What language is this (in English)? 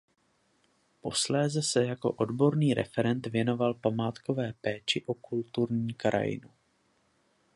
Czech